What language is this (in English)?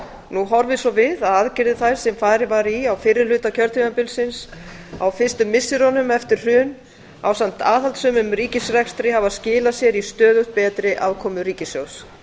Icelandic